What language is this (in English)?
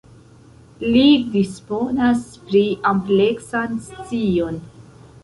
Esperanto